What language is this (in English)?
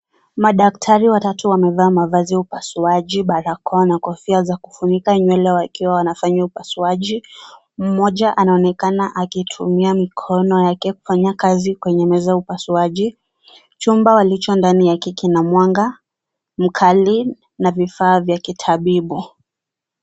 Swahili